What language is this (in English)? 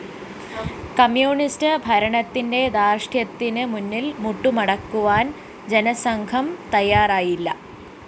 Malayalam